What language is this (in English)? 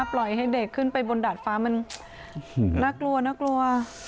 Thai